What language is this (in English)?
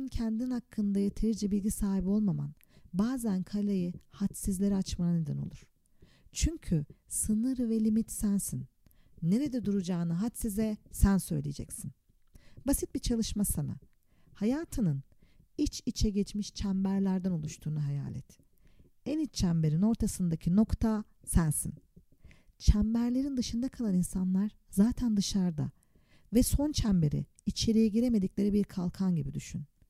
Turkish